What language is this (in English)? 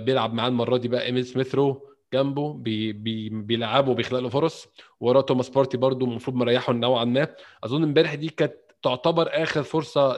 Arabic